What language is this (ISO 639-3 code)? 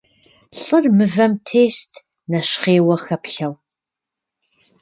kbd